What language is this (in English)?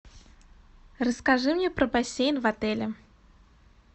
Russian